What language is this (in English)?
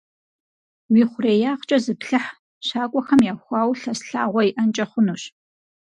Kabardian